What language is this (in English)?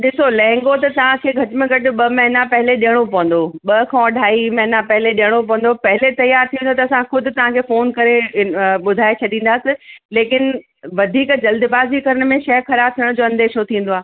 Sindhi